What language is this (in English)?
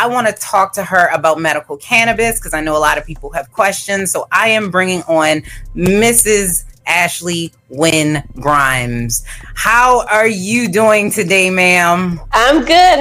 English